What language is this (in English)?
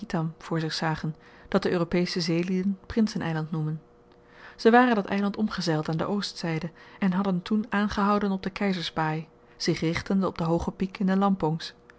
Dutch